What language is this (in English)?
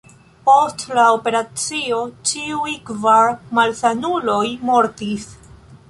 Esperanto